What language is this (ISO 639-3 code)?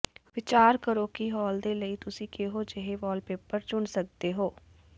pan